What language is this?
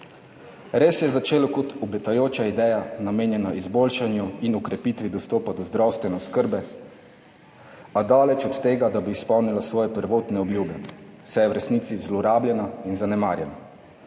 Slovenian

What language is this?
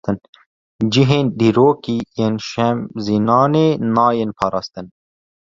Kurdish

